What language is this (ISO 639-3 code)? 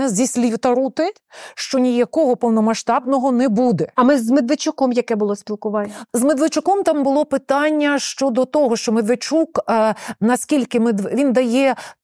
ukr